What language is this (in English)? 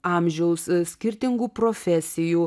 Lithuanian